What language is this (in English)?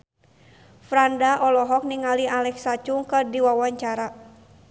Sundanese